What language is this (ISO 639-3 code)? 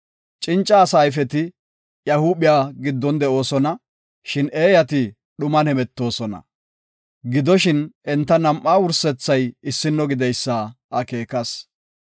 gof